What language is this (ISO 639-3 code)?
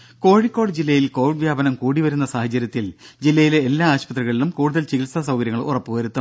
mal